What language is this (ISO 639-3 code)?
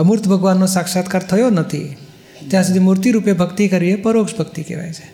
guj